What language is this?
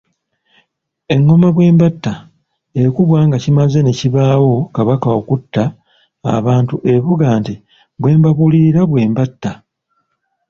Ganda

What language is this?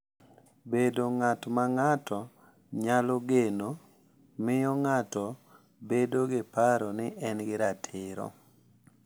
Luo (Kenya and Tanzania)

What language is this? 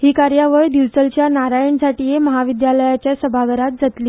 Konkani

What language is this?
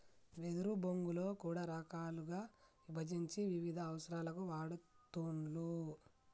Telugu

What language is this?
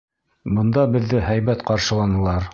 Bashkir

